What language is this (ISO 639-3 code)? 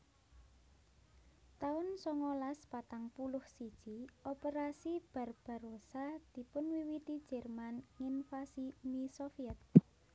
jav